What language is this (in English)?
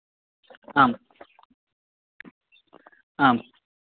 Sanskrit